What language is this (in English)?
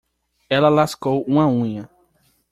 Portuguese